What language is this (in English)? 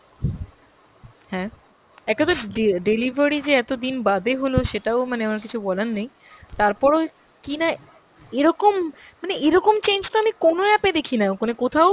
Bangla